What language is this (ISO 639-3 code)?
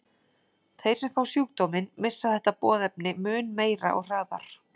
isl